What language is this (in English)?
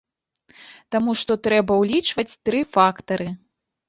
Belarusian